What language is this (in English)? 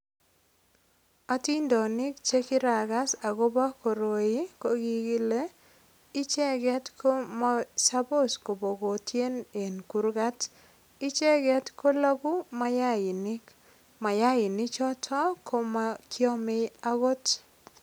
Kalenjin